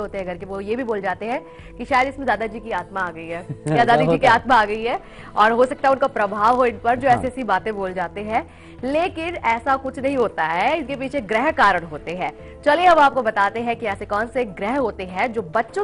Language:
Hindi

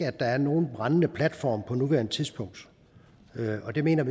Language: Danish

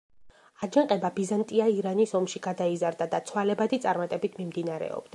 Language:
Georgian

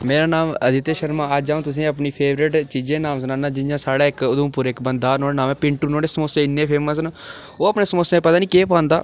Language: Dogri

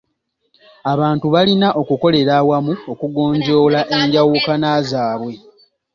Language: Ganda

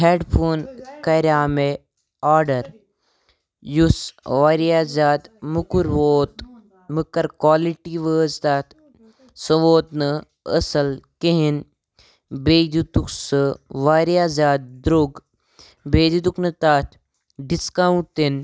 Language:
Kashmiri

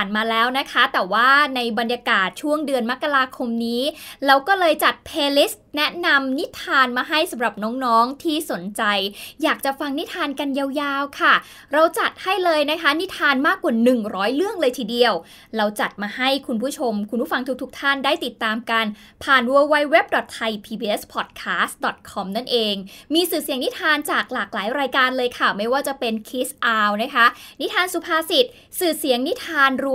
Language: Thai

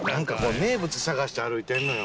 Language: Japanese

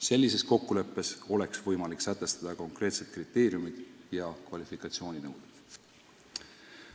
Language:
Estonian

